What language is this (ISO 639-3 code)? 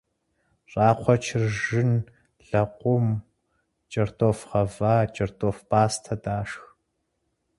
kbd